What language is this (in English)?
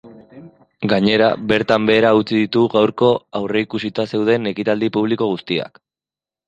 Basque